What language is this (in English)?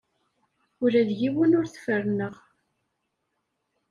Kabyle